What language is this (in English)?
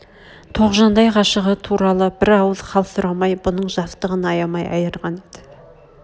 Kazakh